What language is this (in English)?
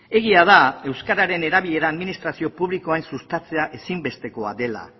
Basque